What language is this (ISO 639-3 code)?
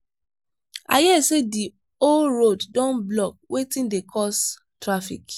pcm